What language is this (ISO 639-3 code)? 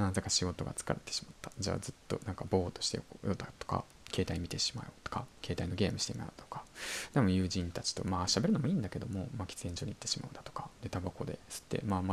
jpn